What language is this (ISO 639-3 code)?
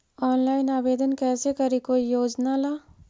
mag